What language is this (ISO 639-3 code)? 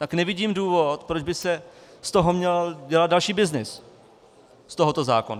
ces